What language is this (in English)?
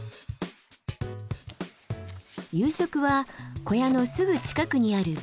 Japanese